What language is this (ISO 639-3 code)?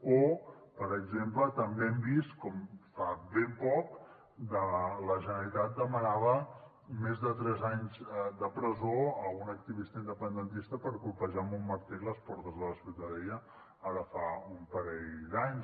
cat